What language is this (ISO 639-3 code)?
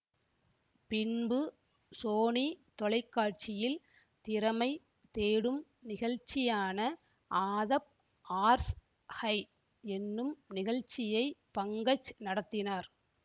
tam